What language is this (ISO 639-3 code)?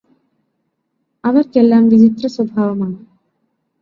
mal